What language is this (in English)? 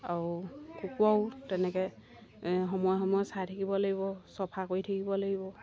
Assamese